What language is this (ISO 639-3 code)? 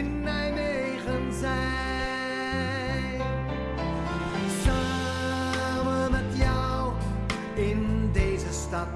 nld